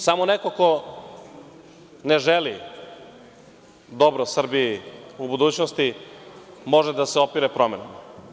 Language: Serbian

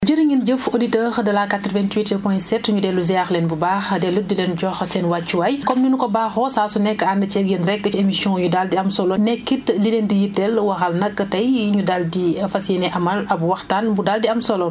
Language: Wolof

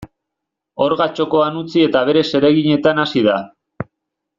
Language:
Basque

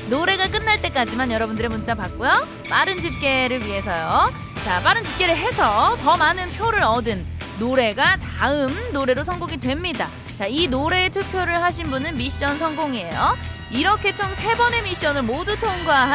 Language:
Korean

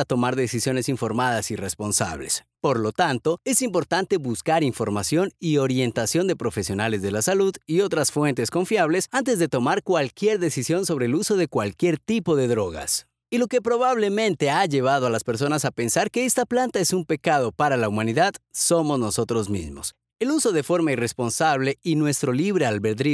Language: Spanish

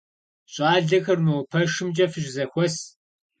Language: Kabardian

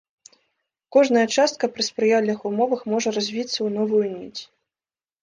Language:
Belarusian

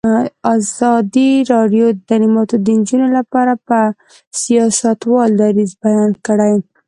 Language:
Pashto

